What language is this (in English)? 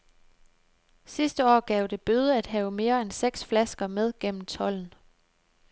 Danish